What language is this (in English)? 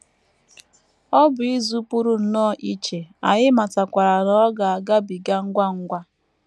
Igbo